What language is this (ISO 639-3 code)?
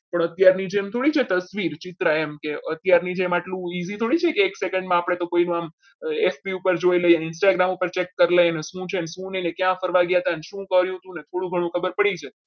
guj